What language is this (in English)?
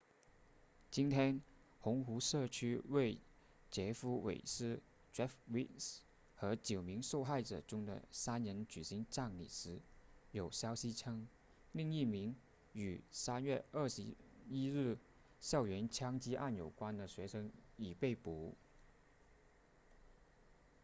Chinese